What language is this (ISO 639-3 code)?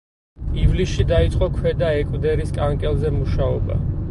kat